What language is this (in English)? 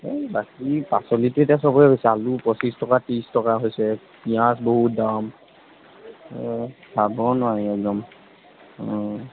Assamese